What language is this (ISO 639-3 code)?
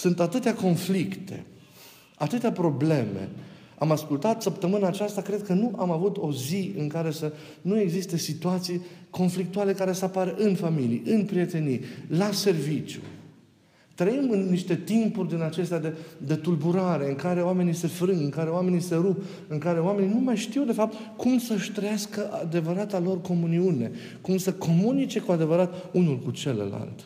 ron